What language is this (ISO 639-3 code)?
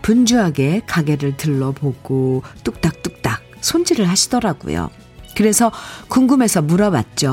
kor